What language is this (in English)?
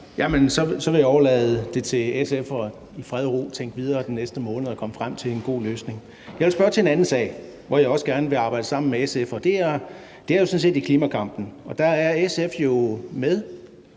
Danish